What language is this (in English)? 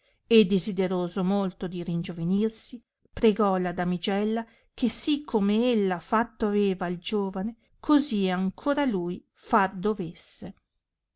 Italian